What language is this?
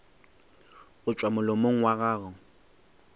Northern Sotho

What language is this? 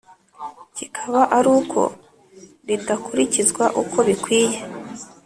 Kinyarwanda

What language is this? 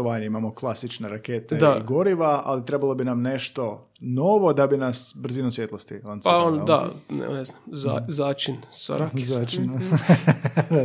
Croatian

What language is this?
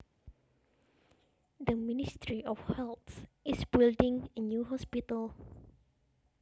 Javanese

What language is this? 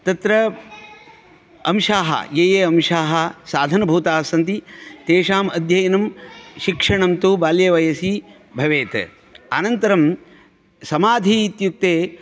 Sanskrit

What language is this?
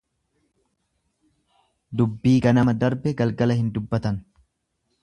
Oromo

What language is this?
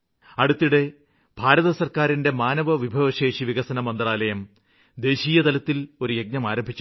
Malayalam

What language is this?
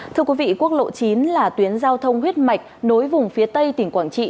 Vietnamese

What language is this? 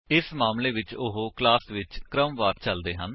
Punjabi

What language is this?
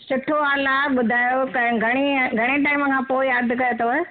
Sindhi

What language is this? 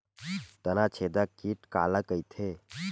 Chhattisgarhi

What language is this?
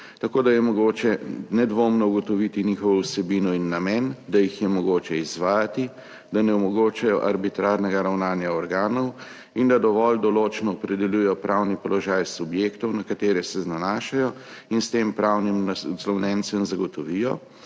Slovenian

